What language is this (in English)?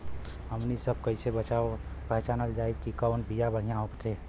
Bhojpuri